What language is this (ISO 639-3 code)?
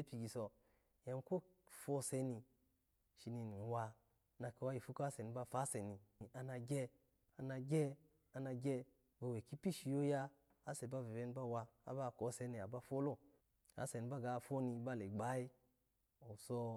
ala